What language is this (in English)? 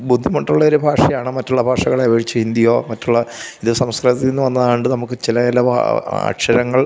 Malayalam